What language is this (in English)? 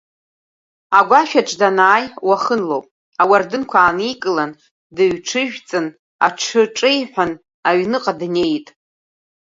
Abkhazian